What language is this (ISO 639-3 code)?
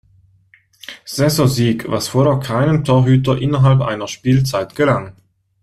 deu